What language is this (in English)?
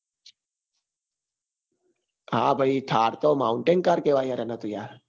Gujarati